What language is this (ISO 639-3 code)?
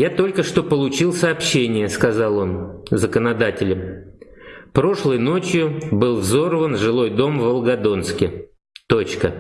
rus